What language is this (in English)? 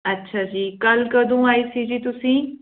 Punjabi